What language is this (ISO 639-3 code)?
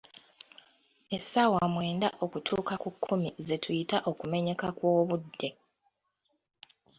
lug